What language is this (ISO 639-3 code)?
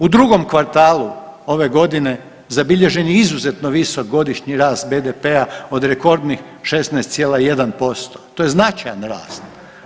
hrv